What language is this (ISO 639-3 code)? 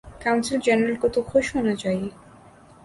urd